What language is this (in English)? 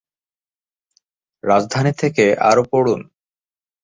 Bangla